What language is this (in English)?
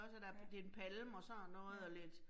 Danish